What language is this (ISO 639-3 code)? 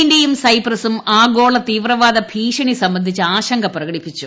mal